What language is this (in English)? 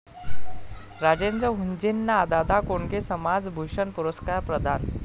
Marathi